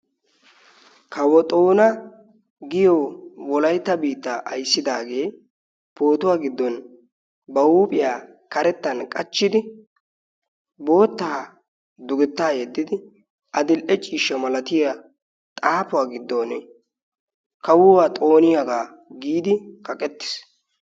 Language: Wolaytta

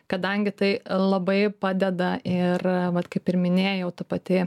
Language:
Lithuanian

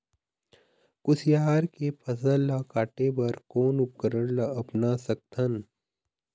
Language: Chhattisgarhi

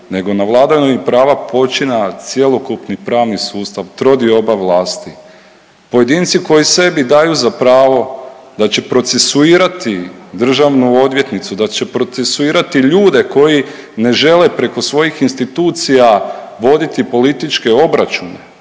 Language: Croatian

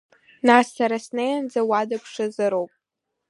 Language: Abkhazian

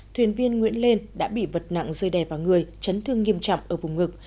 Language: Vietnamese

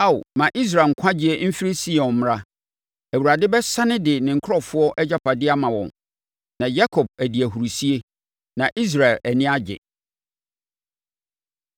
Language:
Akan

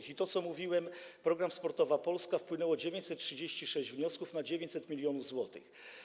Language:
Polish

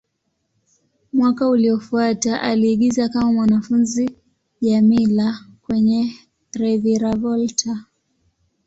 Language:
Swahili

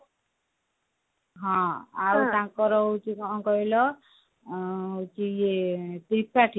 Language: Odia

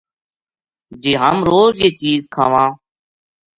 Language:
Gujari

